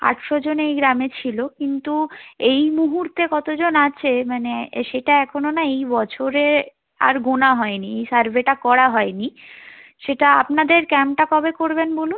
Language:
Bangla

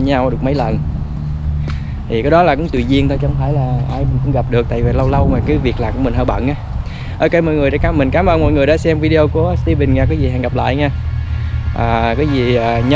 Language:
Vietnamese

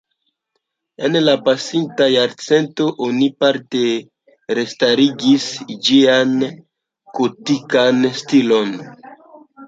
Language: Esperanto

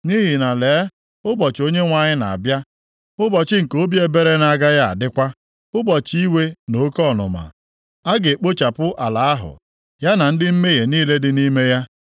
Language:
Igbo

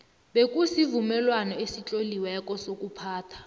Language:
South Ndebele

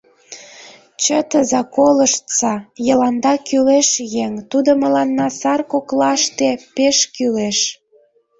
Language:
Mari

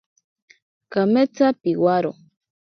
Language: Ashéninka Perené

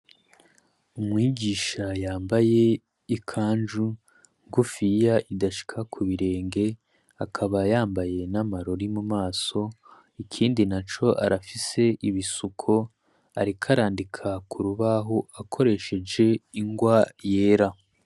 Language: Rundi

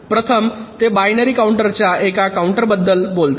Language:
Marathi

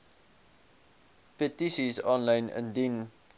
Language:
Afrikaans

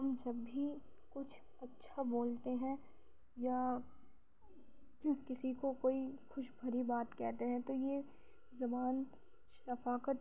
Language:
Urdu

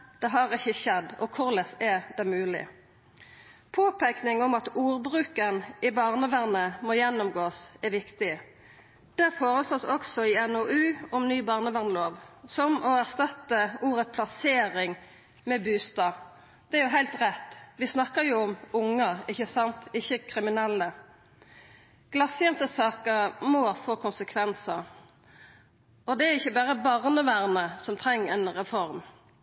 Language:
Norwegian Nynorsk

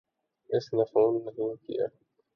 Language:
Urdu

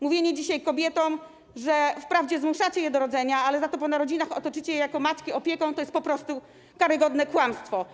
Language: Polish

